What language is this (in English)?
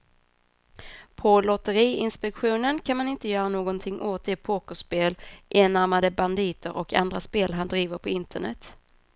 Swedish